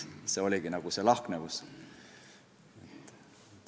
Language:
Estonian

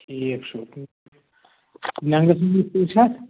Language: Kashmiri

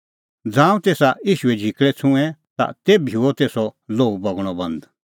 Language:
Kullu Pahari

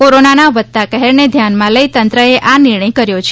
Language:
Gujarati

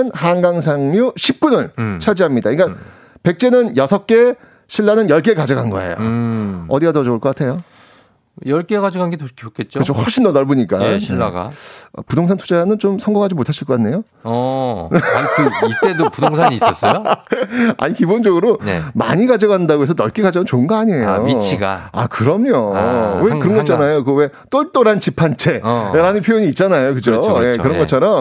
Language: Korean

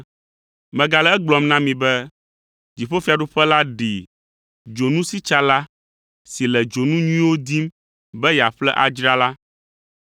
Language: Ewe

